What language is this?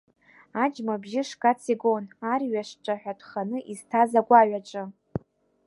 Abkhazian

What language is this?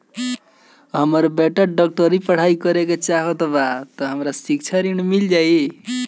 Bhojpuri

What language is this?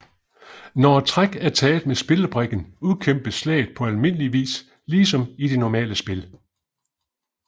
Danish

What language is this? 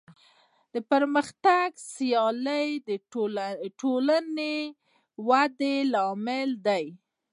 Pashto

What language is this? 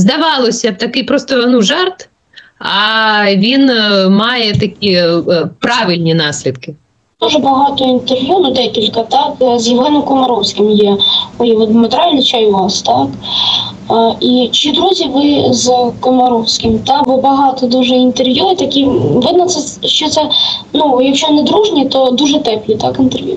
Ukrainian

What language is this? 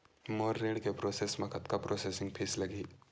Chhattisgarhi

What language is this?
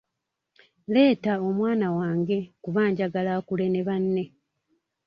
Ganda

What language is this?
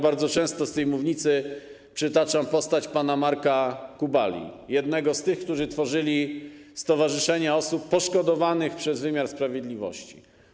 Polish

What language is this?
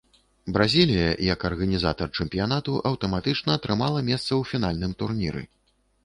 Belarusian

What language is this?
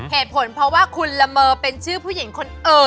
Thai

